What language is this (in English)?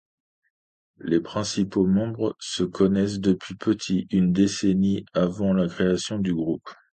French